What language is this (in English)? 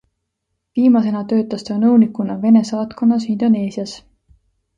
Estonian